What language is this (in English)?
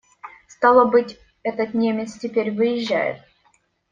Russian